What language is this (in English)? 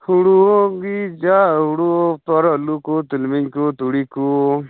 Santali